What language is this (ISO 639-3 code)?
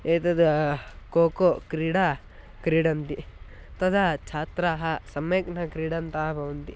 san